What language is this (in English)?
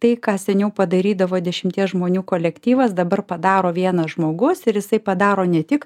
Lithuanian